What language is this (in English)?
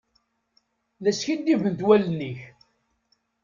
Kabyle